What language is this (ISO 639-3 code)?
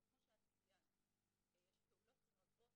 heb